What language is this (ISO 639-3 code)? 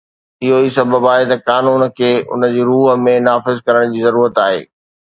snd